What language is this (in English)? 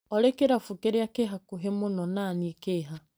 Kikuyu